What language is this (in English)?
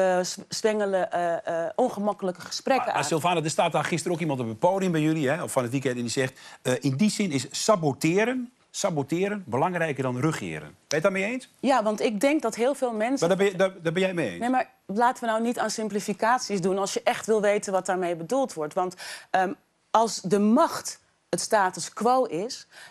Dutch